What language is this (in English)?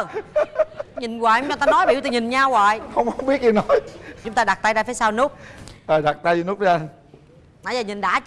Vietnamese